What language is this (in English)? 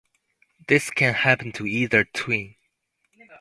English